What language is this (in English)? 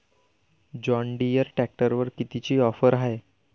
Marathi